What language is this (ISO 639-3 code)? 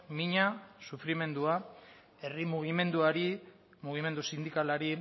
eus